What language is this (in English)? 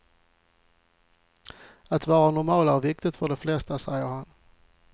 Swedish